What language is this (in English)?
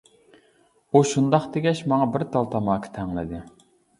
Uyghur